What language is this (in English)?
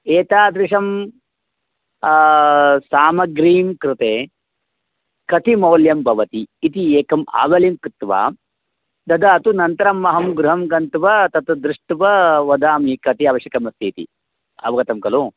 Sanskrit